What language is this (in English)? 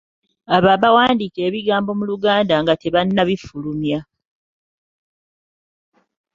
Ganda